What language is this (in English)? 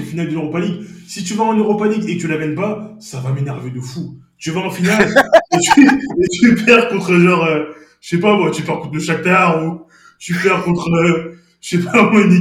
French